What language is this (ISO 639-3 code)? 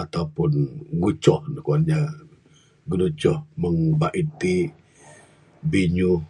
sdo